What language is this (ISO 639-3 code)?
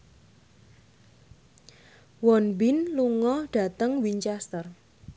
jav